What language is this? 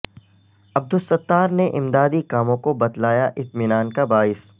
Urdu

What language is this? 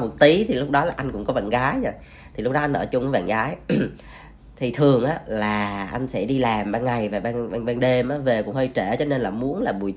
Vietnamese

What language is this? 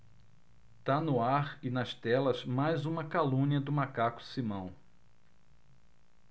Portuguese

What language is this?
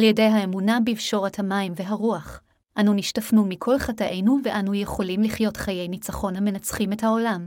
Hebrew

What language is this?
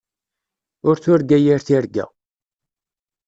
Kabyle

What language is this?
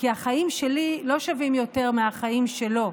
Hebrew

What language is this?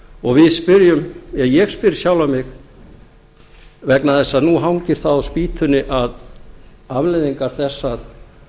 Icelandic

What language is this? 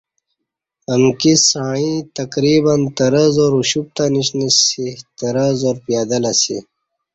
Kati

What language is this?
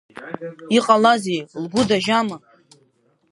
Abkhazian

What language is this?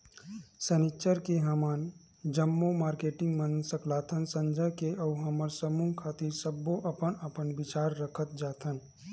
Chhattisgarhi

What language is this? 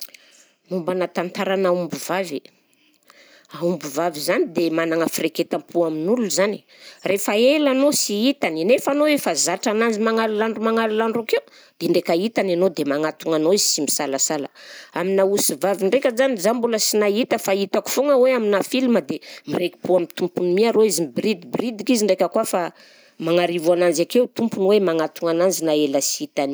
Southern Betsimisaraka Malagasy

